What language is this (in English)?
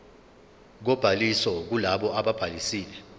Zulu